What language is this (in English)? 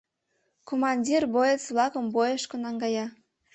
Mari